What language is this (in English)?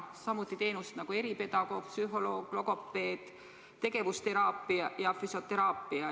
Estonian